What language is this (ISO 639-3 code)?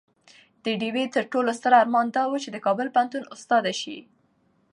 pus